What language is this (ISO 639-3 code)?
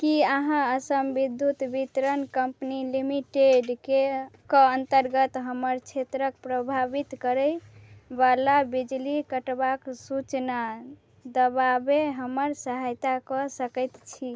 mai